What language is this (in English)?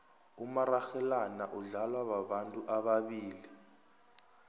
South Ndebele